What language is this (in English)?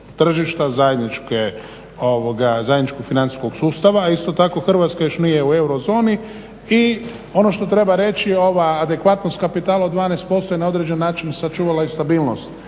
Croatian